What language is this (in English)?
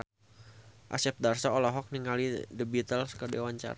Sundanese